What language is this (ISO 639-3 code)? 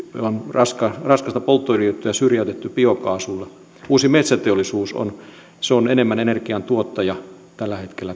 fin